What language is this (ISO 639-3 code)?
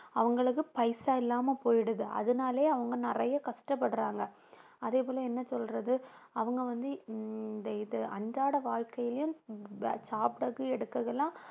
tam